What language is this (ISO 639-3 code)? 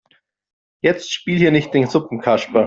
deu